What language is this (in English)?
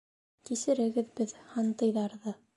Bashkir